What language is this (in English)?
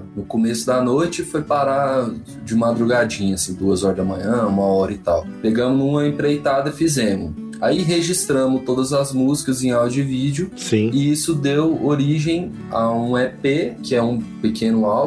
Portuguese